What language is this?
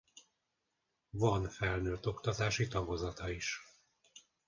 Hungarian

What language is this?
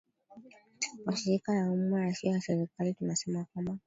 Swahili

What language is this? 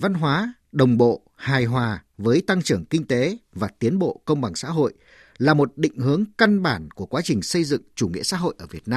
Vietnamese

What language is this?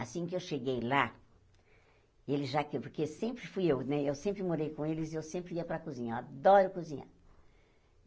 Portuguese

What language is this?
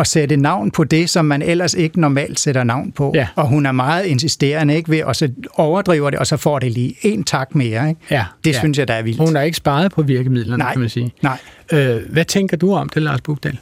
Danish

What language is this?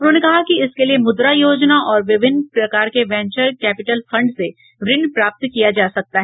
Hindi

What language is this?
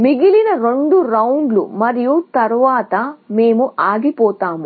Telugu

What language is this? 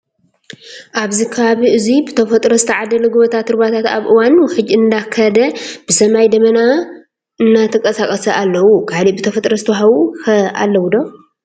Tigrinya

